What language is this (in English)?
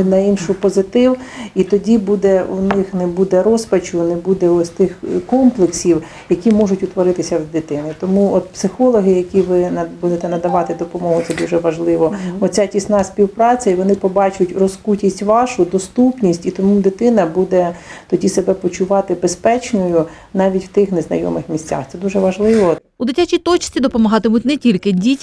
Ukrainian